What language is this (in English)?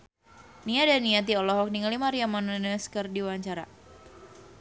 Sundanese